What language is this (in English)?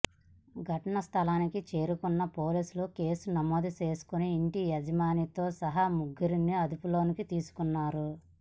Telugu